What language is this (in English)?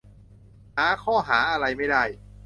Thai